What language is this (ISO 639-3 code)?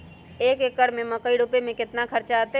mag